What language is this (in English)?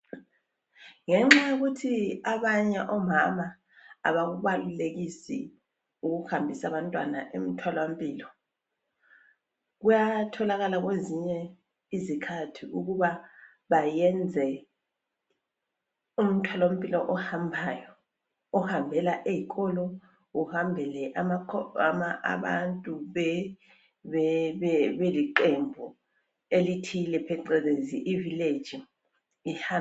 North Ndebele